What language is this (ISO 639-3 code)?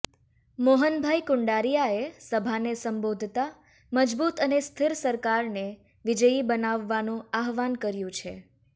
guj